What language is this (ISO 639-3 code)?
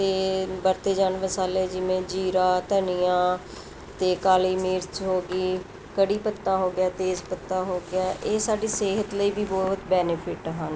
pan